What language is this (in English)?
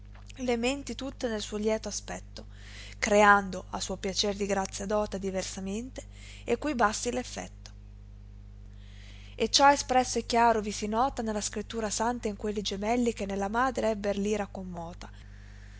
Italian